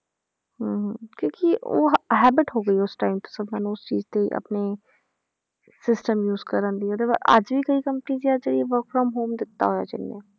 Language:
Punjabi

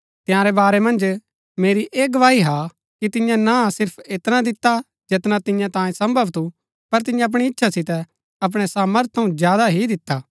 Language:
Gaddi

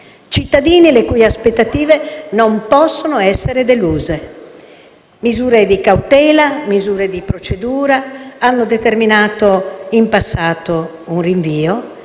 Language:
Italian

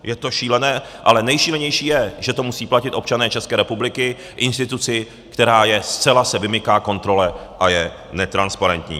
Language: Czech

